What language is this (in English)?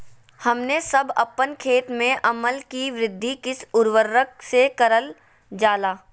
Magahi